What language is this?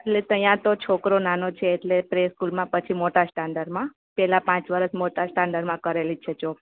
Gujarati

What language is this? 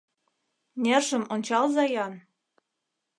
Mari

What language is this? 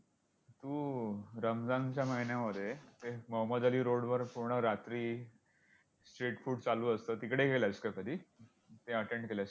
Marathi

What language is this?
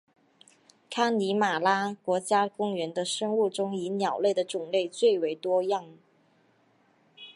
Chinese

